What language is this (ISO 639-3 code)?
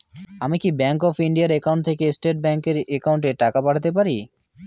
ben